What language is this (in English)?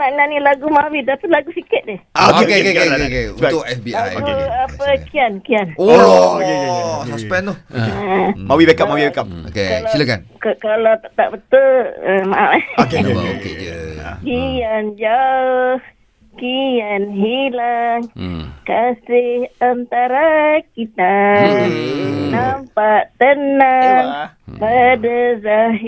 Malay